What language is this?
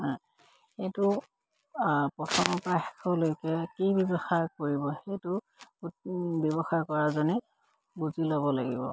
Assamese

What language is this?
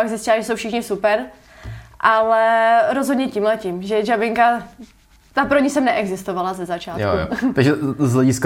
Czech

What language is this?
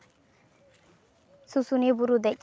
Santali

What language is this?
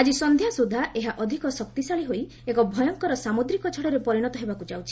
Odia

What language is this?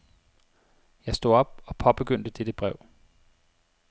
Danish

